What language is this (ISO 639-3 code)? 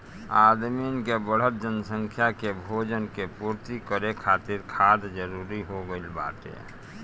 bho